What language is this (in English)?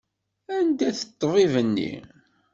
Kabyle